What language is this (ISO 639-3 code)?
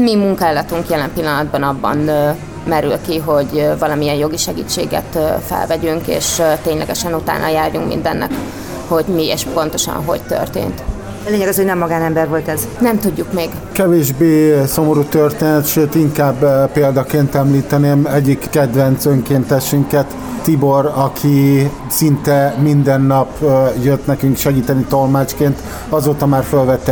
hun